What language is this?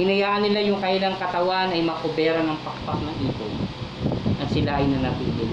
Filipino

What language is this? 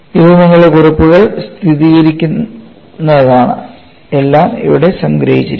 Malayalam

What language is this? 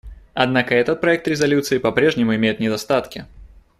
Russian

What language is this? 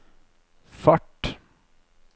Norwegian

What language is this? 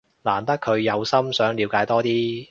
Cantonese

